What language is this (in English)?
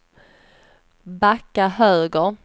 Swedish